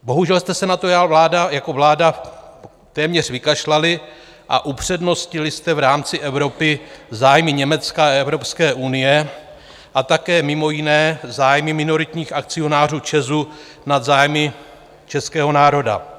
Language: Czech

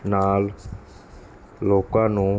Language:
Punjabi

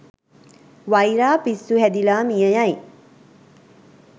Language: Sinhala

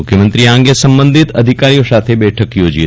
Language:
Gujarati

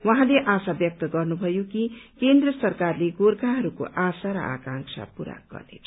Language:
Nepali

